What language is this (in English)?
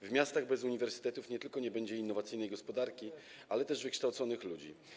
Polish